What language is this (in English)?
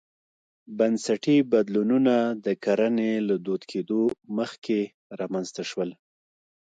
Pashto